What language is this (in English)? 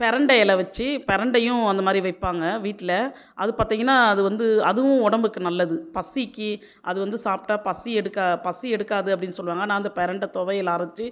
Tamil